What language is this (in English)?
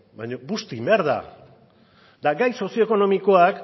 Basque